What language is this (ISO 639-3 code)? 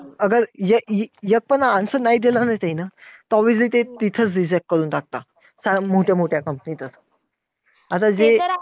mar